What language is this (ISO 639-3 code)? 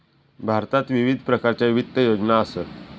mar